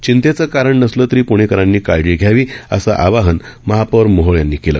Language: Marathi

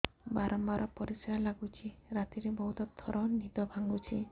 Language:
Odia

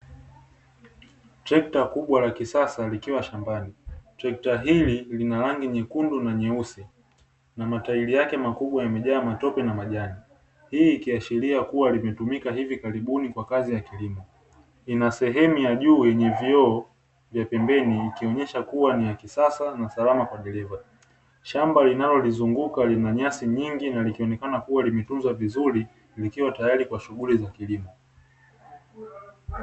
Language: Swahili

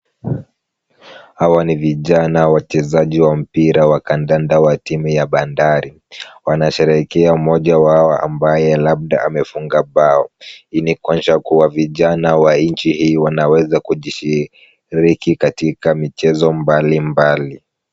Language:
Swahili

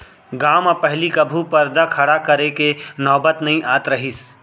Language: Chhattisgarhi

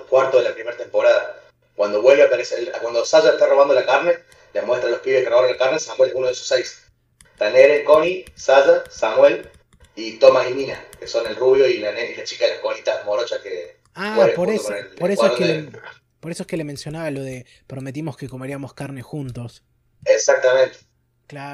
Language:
Spanish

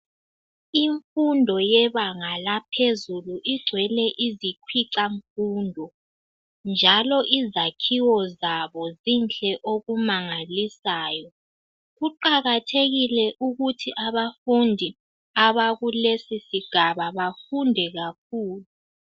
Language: North Ndebele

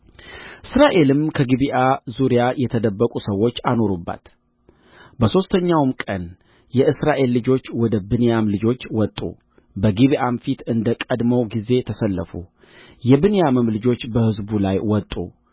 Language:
Amharic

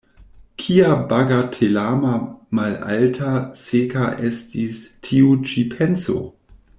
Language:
Esperanto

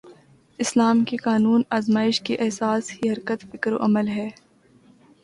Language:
Urdu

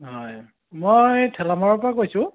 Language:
Assamese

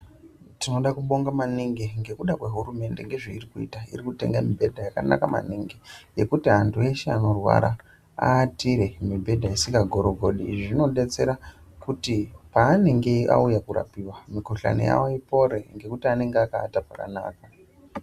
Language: Ndau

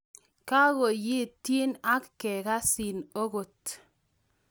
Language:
Kalenjin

